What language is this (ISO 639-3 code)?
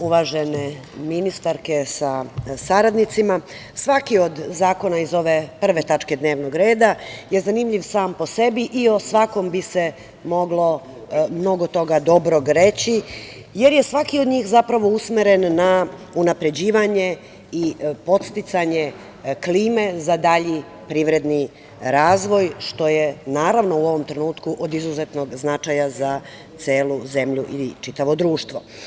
srp